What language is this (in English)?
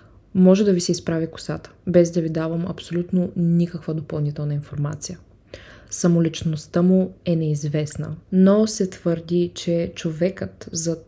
Bulgarian